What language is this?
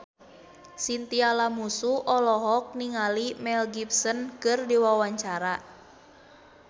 Sundanese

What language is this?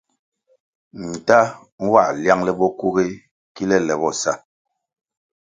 Kwasio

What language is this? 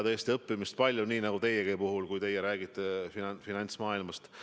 Estonian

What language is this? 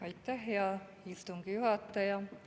Estonian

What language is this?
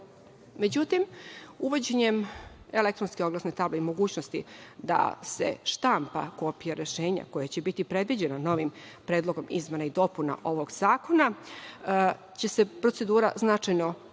Serbian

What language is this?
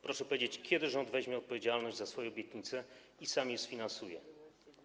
Polish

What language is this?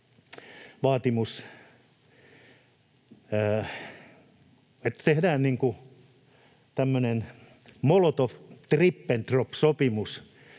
Finnish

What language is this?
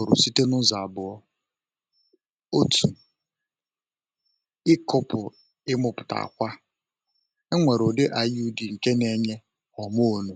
Igbo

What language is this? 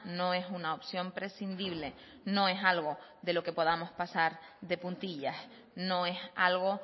Spanish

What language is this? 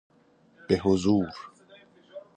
Persian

